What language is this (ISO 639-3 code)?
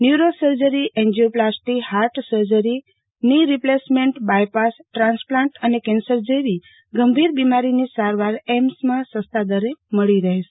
guj